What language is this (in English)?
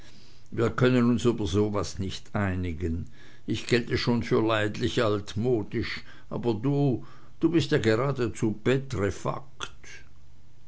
German